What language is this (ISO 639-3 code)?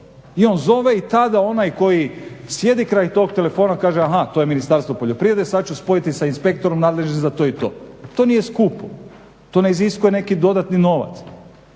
hrv